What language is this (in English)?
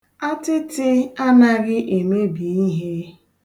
Igbo